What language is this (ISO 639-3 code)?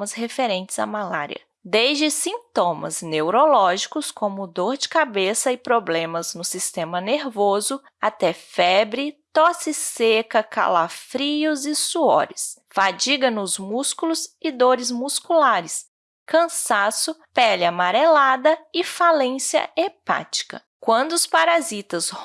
por